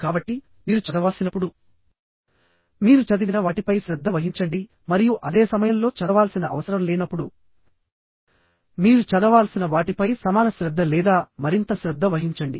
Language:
Telugu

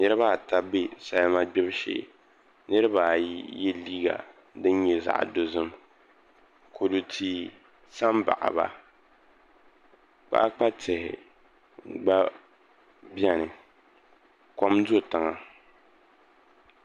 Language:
Dagbani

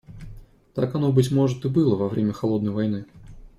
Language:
Russian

